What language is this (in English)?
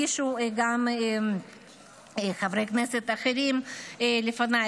Hebrew